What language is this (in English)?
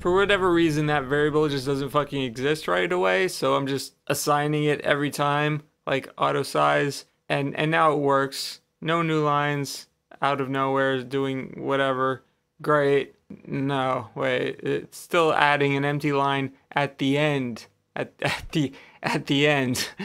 English